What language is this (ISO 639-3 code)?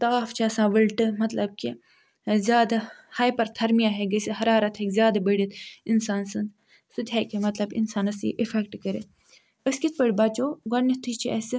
kas